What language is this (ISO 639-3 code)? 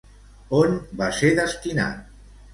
cat